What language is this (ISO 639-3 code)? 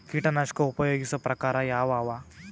kan